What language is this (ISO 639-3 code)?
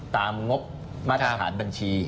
tha